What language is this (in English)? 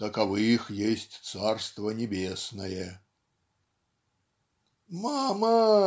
Russian